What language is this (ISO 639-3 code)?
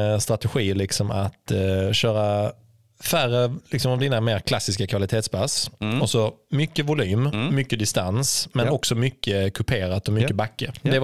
swe